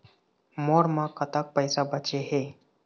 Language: Chhattisgarhi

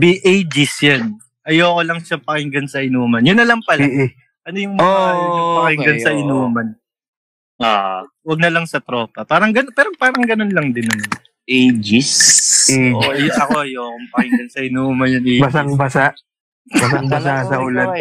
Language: Filipino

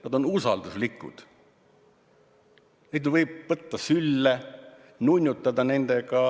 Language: Estonian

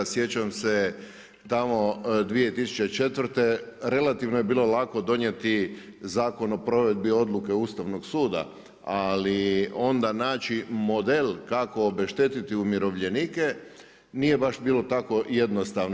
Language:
Croatian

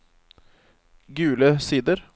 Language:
Norwegian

